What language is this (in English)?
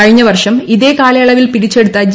Malayalam